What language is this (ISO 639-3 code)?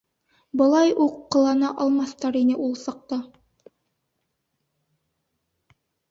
bak